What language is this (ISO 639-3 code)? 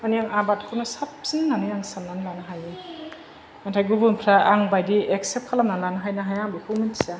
brx